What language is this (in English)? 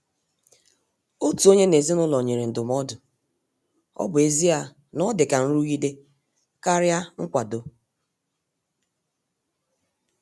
Igbo